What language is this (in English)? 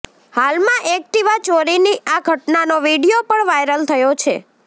Gujarati